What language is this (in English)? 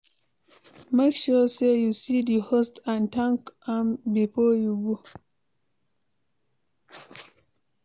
Nigerian Pidgin